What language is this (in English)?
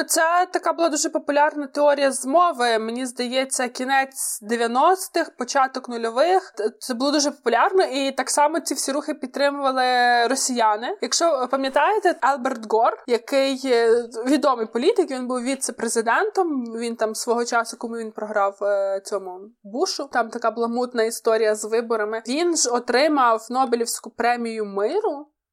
Ukrainian